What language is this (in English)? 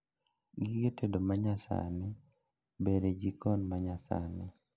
Luo (Kenya and Tanzania)